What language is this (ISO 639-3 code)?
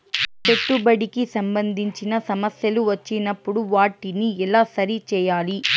tel